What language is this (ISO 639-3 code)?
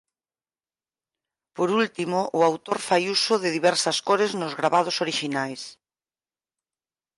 glg